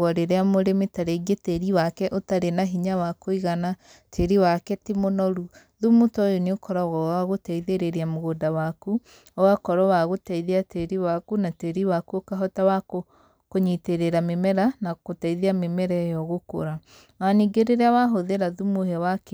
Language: Kikuyu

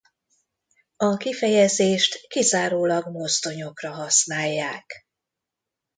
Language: Hungarian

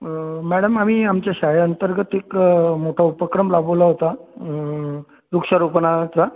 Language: Marathi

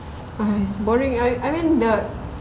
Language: English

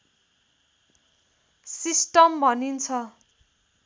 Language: Nepali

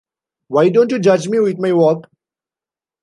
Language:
English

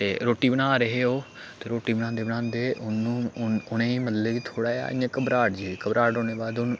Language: Dogri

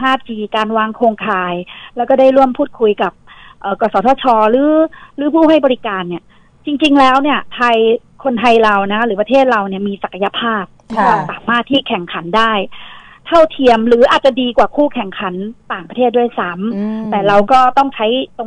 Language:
Thai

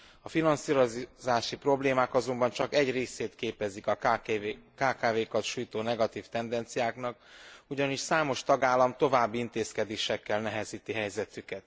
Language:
Hungarian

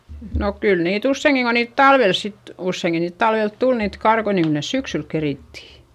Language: Finnish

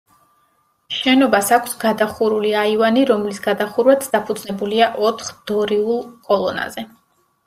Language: Georgian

